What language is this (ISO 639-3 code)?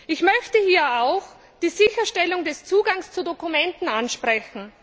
deu